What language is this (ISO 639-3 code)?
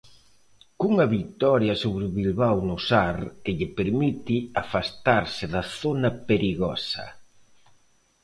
glg